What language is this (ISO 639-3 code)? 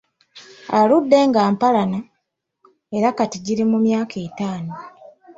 lug